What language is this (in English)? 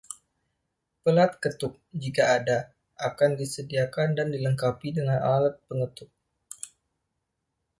Indonesian